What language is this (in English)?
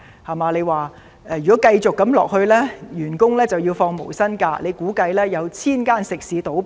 Cantonese